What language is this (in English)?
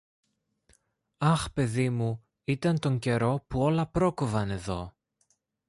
Greek